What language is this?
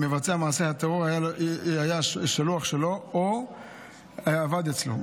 Hebrew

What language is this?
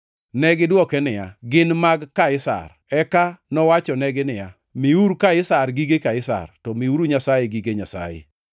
Luo (Kenya and Tanzania)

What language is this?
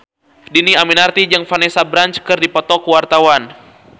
Sundanese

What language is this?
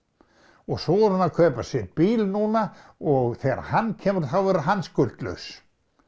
Icelandic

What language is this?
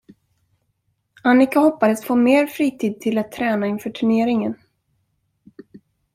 Swedish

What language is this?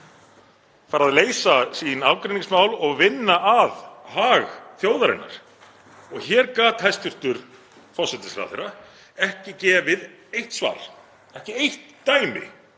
Icelandic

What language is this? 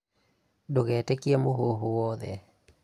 Kikuyu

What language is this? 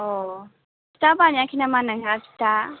Bodo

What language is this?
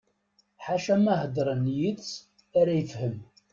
Kabyle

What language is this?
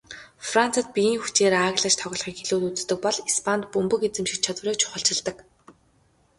Mongolian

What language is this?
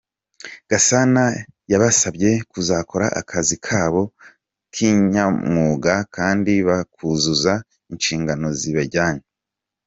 Kinyarwanda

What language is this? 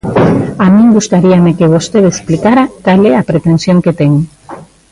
Galician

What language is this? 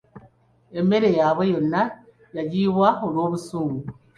Ganda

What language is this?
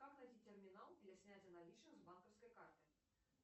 Russian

